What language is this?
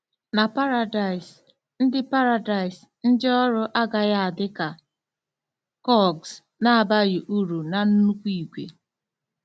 Igbo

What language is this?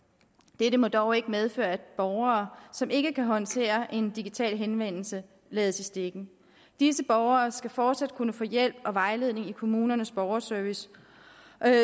Danish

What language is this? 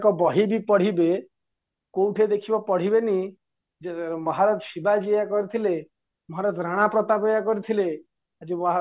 Odia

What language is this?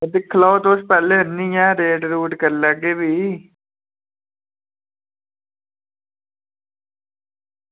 Dogri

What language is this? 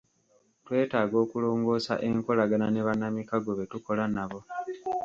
Ganda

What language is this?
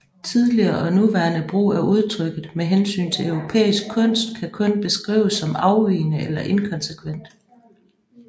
Danish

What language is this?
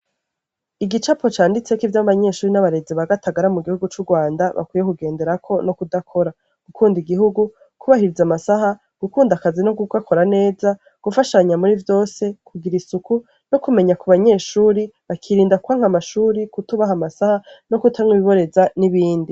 Rundi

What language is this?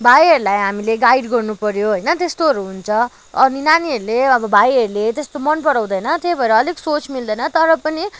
Nepali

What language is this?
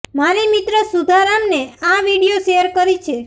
Gujarati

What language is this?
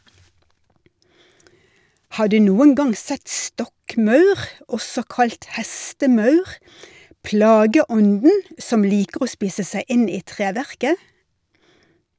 Norwegian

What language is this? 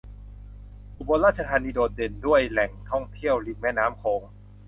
Thai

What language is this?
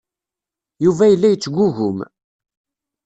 Kabyle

